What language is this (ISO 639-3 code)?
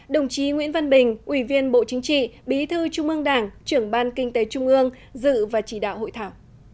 vie